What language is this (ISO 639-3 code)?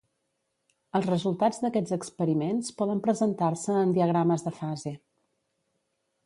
cat